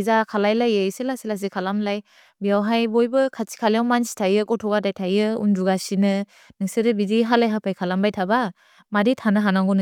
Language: Bodo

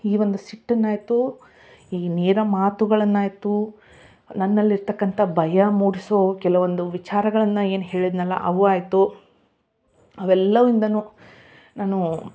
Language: Kannada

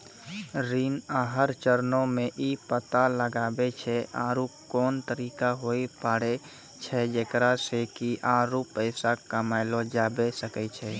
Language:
Maithili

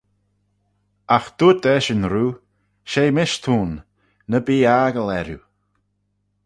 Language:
Manx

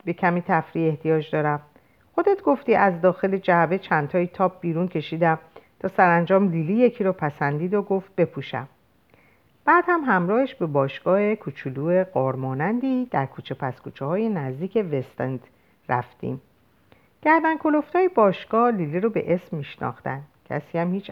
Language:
Persian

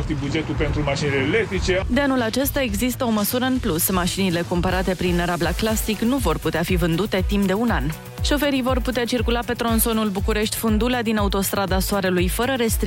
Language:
Romanian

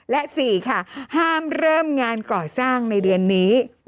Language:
Thai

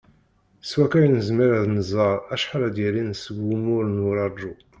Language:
Kabyle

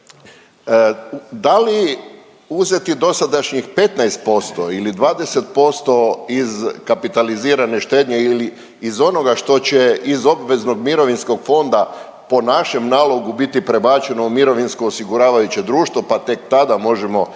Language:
Croatian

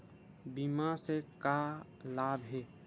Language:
Chhattisgarhi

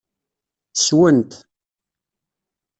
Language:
Kabyle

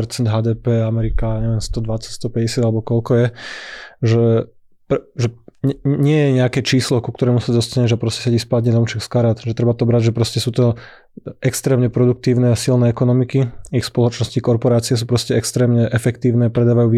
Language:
Slovak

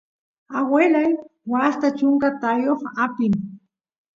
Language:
Santiago del Estero Quichua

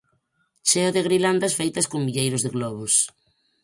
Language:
Galician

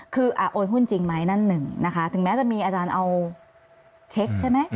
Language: Thai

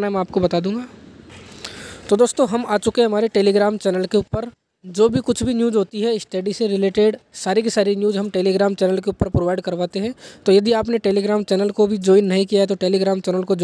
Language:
Hindi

